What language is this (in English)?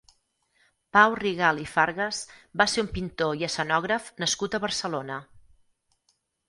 Catalan